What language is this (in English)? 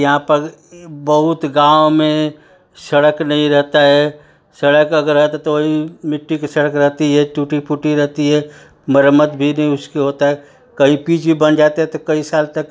Hindi